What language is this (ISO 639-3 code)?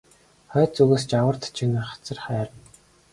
mon